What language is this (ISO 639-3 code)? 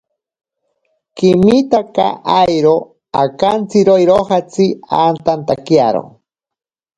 prq